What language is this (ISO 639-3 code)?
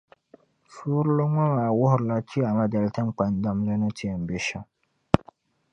dag